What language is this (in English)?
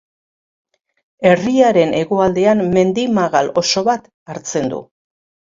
Basque